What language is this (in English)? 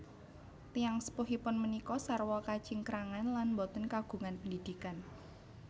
Javanese